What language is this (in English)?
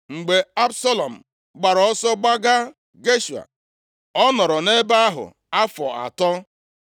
Igbo